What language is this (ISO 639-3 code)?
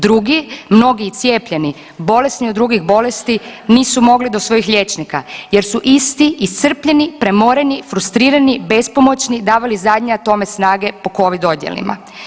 hrv